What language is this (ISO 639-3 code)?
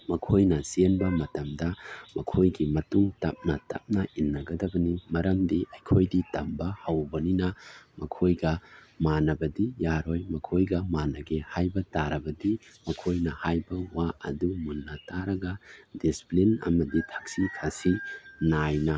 mni